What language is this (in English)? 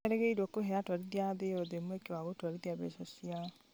Kikuyu